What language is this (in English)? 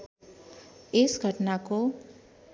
Nepali